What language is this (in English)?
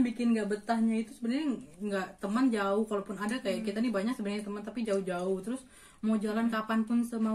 Indonesian